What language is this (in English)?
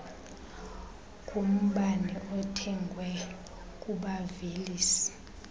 Xhosa